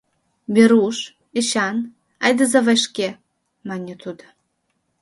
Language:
Mari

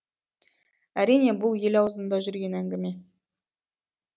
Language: Kazakh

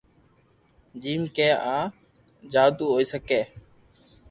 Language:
Loarki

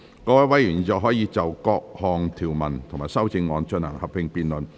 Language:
Cantonese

